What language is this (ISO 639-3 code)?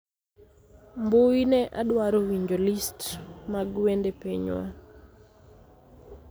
luo